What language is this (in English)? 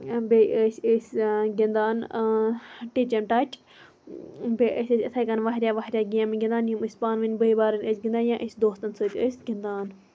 Kashmiri